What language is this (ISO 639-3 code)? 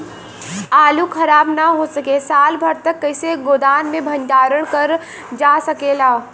bho